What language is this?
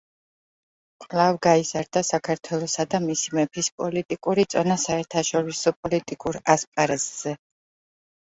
Georgian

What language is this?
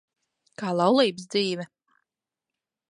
Latvian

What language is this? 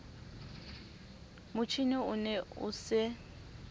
Southern Sotho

